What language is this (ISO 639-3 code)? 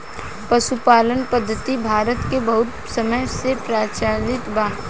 bho